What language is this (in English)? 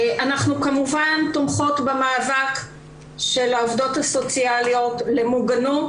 Hebrew